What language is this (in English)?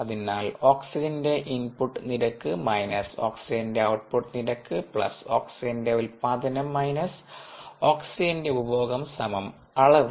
Malayalam